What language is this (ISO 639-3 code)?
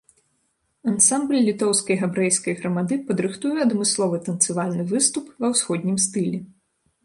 bel